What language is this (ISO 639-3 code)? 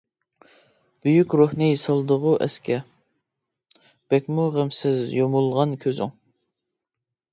uig